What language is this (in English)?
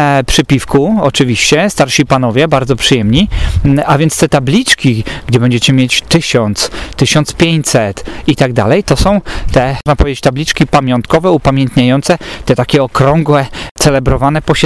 Polish